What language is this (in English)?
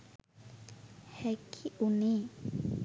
Sinhala